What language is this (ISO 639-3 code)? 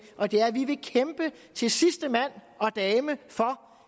dan